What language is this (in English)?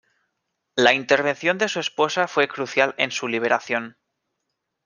Spanish